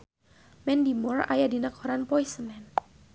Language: Sundanese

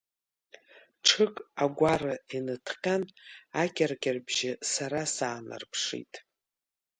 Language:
Abkhazian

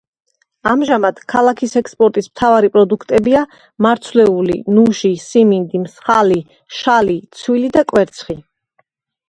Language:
Georgian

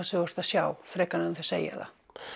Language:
Icelandic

